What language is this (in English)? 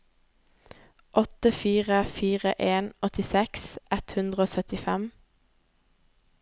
Norwegian